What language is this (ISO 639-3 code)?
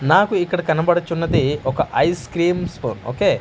tel